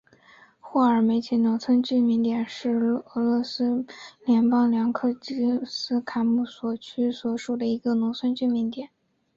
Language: Chinese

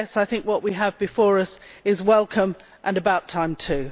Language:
English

